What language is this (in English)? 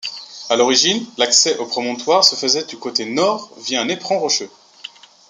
French